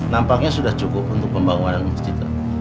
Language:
Indonesian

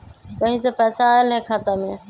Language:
Magahi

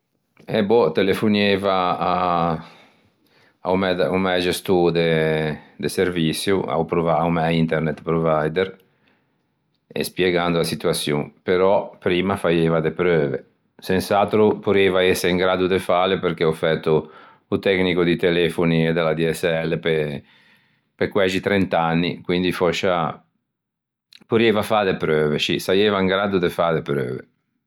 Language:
Ligurian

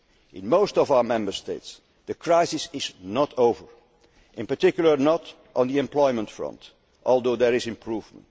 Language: English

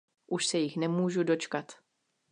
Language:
Czech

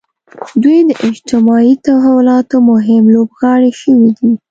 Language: Pashto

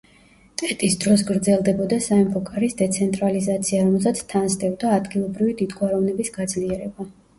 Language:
Georgian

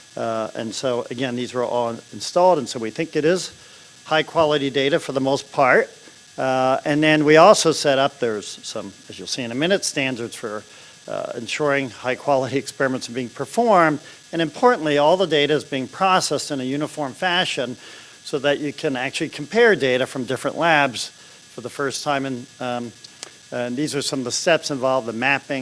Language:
English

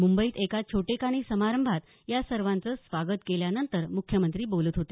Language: Marathi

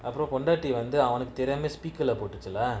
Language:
English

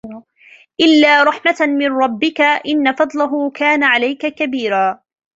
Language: Arabic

